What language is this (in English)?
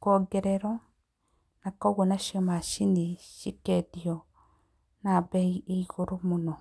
Kikuyu